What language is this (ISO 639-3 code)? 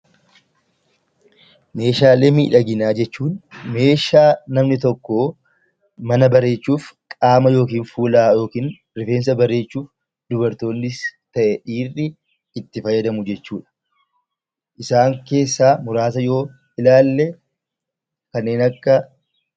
orm